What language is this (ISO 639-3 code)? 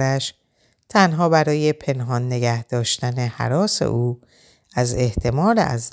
fas